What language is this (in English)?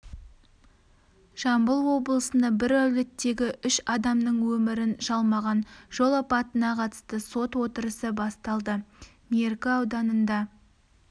Kazakh